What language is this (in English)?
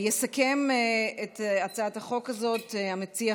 Hebrew